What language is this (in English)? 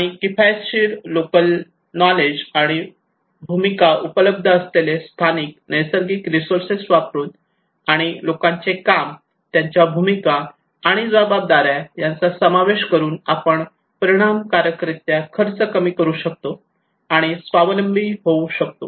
Marathi